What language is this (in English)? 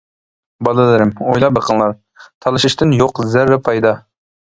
Uyghur